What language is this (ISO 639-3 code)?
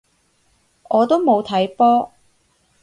yue